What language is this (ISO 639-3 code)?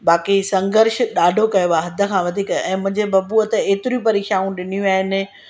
snd